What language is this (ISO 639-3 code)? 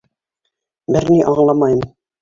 bak